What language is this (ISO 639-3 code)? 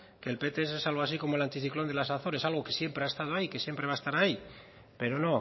spa